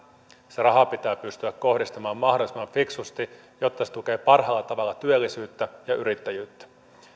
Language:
Finnish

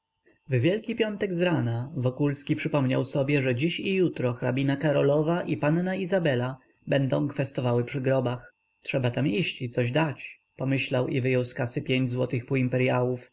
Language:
Polish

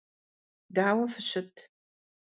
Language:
Kabardian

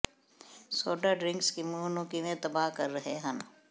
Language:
Punjabi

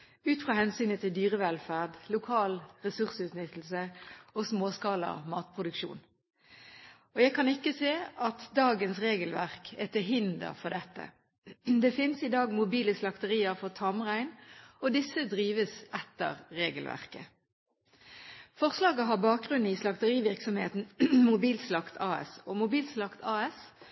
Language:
Norwegian Bokmål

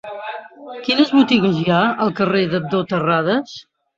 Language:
Catalan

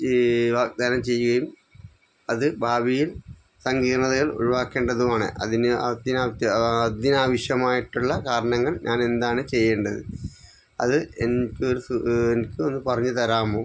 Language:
Malayalam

